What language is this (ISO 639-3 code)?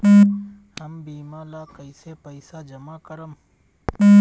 bho